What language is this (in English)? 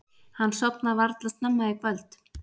Icelandic